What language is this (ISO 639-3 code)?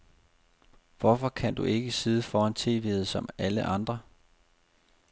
dan